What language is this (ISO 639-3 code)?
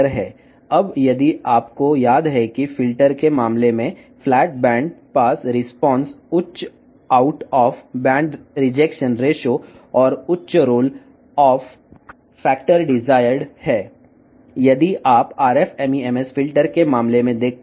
tel